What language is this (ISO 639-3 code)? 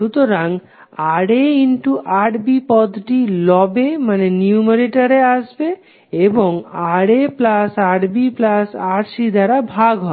ben